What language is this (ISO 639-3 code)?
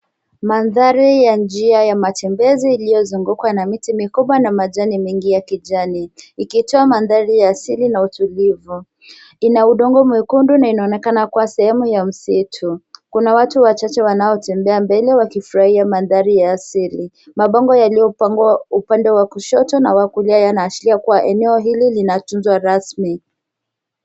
swa